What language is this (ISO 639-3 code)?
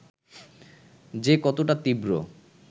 ben